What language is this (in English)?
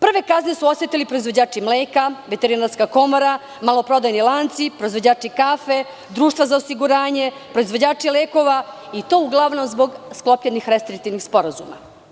Serbian